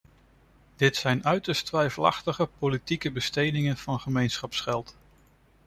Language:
Dutch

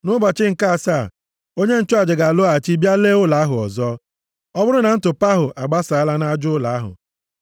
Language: Igbo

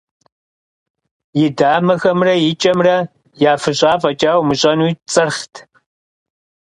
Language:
Kabardian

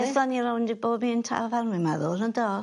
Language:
Welsh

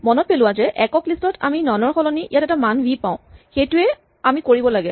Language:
Assamese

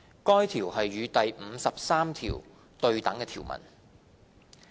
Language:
Cantonese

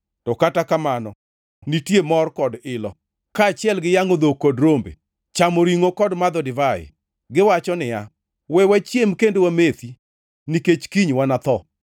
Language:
Luo (Kenya and Tanzania)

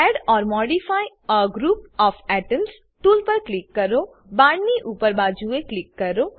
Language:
Gujarati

